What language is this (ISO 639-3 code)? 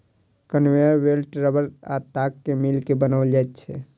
mai